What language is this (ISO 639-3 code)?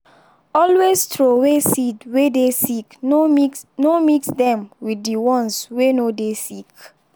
pcm